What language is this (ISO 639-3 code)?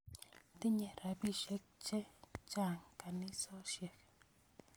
kln